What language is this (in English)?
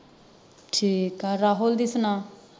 Punjabi